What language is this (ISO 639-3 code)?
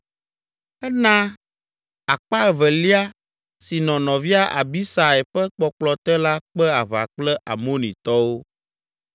ewe